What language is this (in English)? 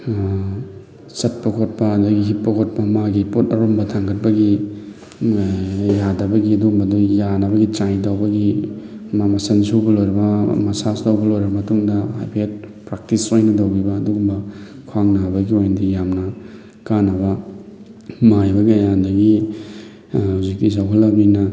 Manipuri